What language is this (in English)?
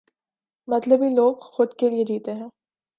Urdu